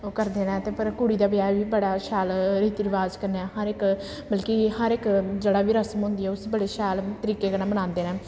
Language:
Dogri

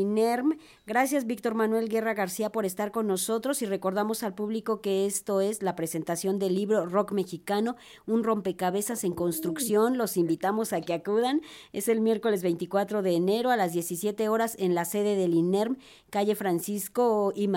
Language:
Spanish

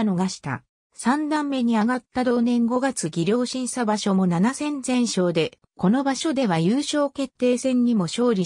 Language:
Japanese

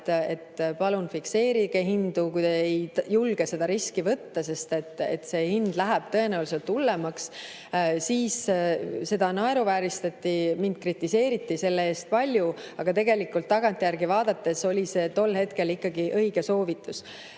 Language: Estonian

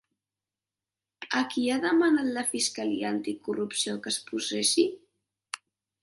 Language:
Catalan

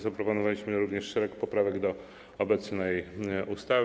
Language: Polish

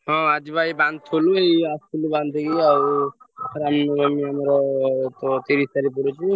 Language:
Odia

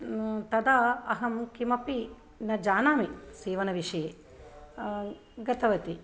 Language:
Sanskrit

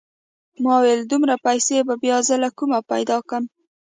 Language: Pashto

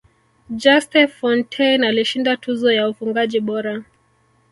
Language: Swahili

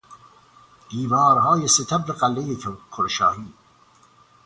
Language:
Persian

